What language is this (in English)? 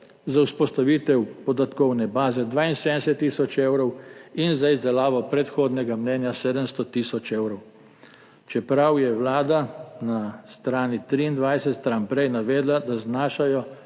Slovenian